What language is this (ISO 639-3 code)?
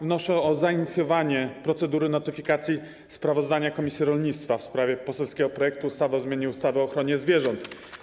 pol